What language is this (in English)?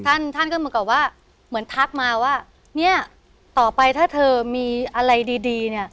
Thai